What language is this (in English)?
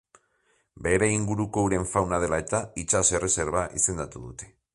Basque